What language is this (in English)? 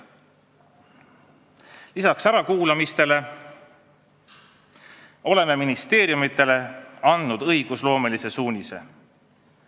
Estonian